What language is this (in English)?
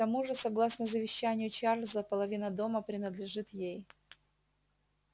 Russian